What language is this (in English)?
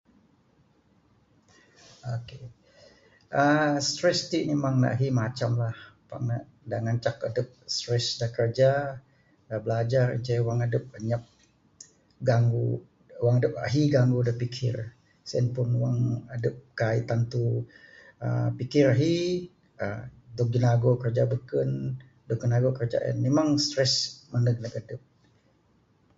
Bukar-Sadung Bidayuh